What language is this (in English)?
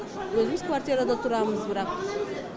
Kazakh